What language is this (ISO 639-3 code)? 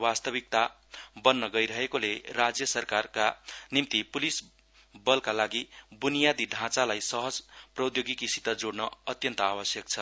nep